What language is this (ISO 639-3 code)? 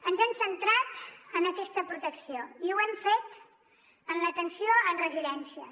cat